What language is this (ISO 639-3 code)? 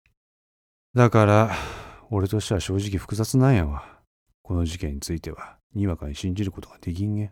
jpn